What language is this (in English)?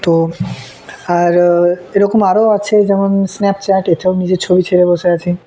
Bangla